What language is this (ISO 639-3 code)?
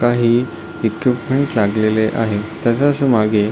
mar